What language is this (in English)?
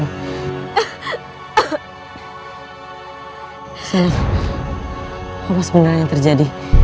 Indonesian